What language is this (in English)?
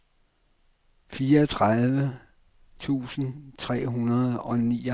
Danish